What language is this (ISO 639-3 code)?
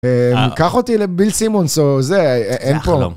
heb